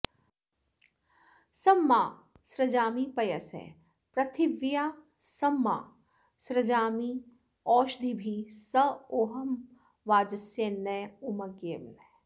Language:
Sanskrit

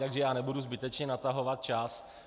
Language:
Czech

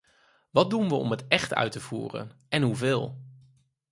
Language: Dutch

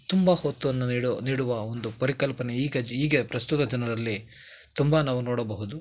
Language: Kannada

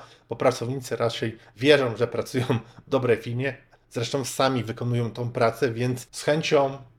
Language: Polish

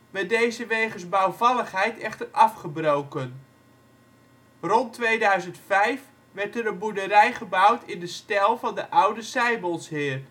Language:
Dutch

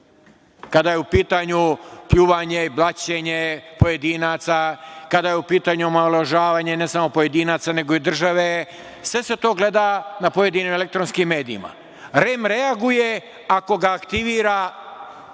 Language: Serbian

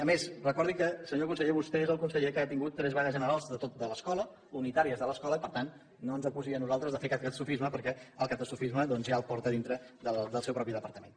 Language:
Catalan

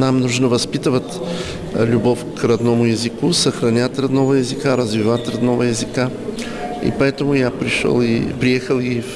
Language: Russian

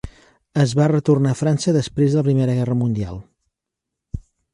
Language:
Catalan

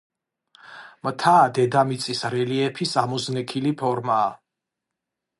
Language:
Georgian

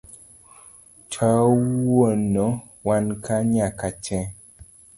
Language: Luo (Kenya and Tanzania)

